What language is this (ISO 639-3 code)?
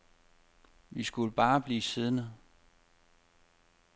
dan